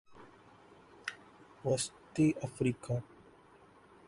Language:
Urdu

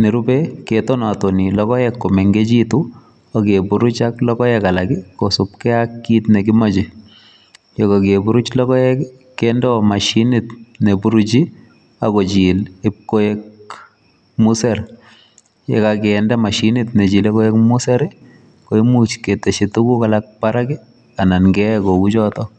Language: Kalenjin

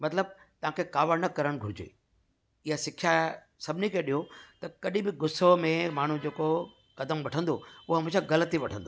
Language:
Sindhi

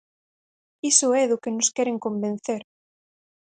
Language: Galician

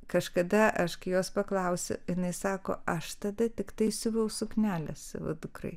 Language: Lithuanian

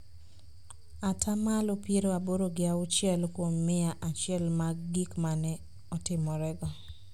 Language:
Luo (Kenya and Tanzania)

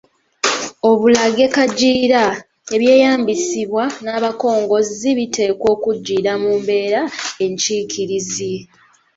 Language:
Ganda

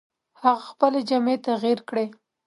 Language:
Pashto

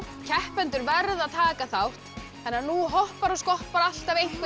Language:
Icelandic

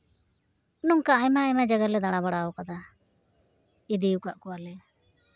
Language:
Santali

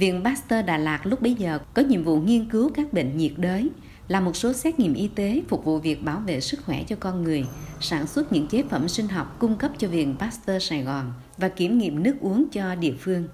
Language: Vietnamese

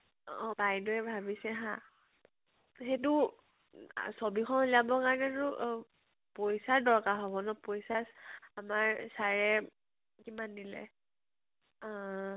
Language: Assamese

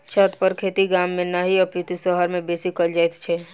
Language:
Maithili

